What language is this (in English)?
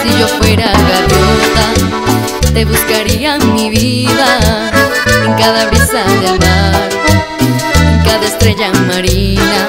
Spanish